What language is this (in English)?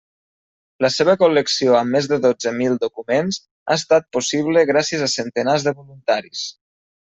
Catalan